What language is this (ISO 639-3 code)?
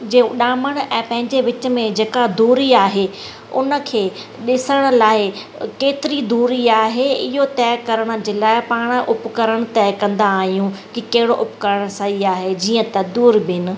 snd